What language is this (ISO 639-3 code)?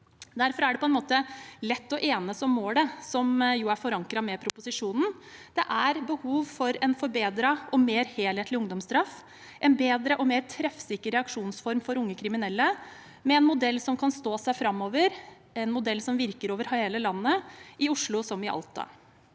nor